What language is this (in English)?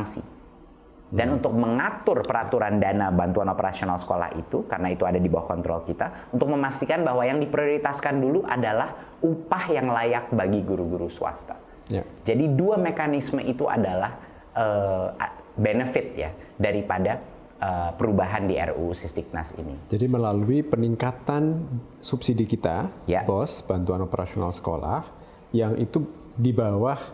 Indonesian